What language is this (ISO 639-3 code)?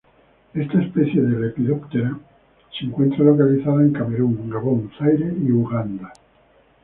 spa